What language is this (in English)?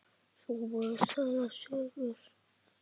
Icelandic